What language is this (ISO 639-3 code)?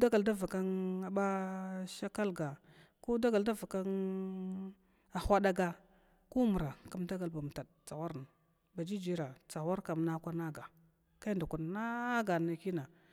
glw